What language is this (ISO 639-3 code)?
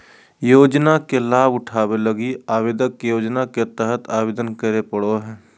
mag